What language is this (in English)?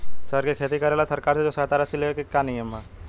Bhojpuri